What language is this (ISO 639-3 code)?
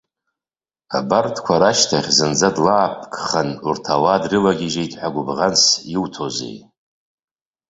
abk